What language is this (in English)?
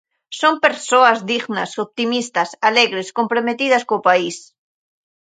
Galician